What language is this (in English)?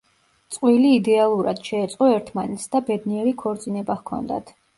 Georgian